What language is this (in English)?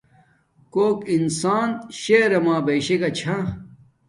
Domaaki